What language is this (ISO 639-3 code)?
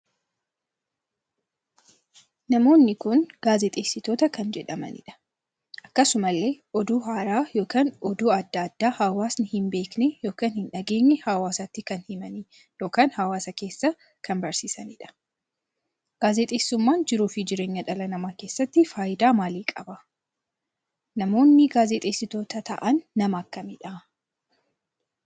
orm